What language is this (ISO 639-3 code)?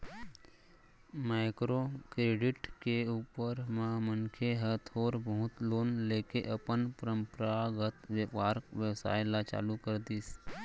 hne